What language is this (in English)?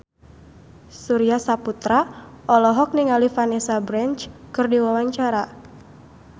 Sundanese